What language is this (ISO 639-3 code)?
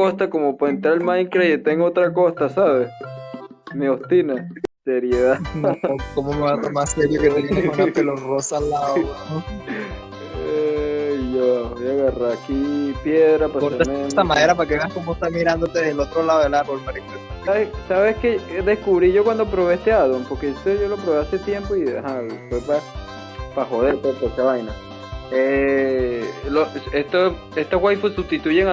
spa